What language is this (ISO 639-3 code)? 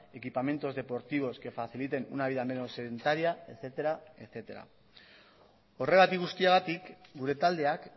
spa